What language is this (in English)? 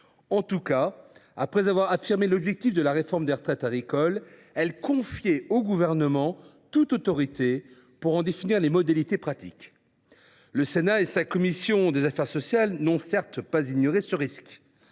French